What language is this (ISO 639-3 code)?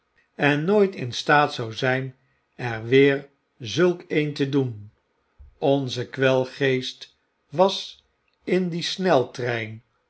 nld